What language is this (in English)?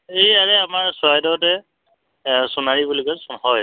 Assamese